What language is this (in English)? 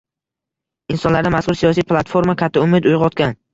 Uzbek